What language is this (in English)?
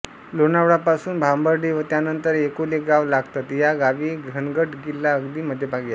Marathi